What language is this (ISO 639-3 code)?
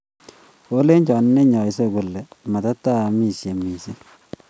kln